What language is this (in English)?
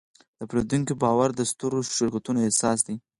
Pashto